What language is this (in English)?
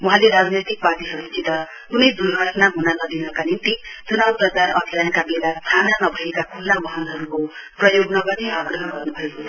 Nepali